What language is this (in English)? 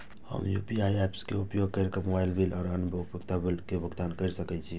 Maithili